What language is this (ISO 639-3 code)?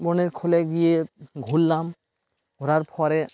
ben